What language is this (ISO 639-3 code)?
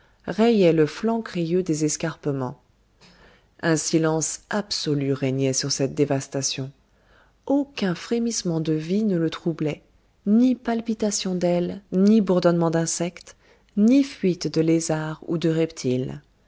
fra